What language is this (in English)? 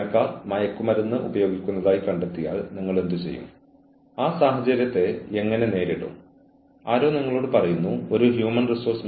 Malayalam